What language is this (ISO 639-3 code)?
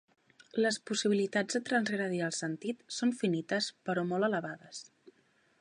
cat